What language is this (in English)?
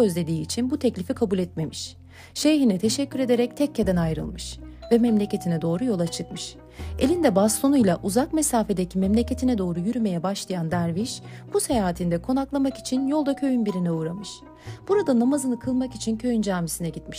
Turkish